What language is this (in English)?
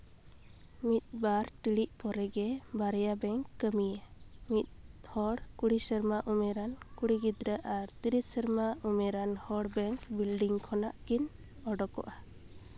Santali